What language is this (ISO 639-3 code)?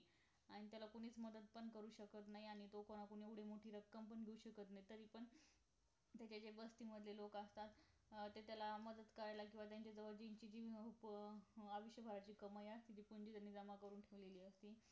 mar